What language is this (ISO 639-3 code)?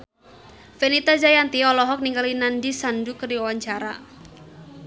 sun